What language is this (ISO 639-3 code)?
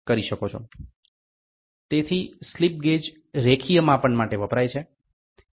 guj